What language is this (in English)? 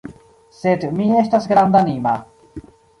Esperanto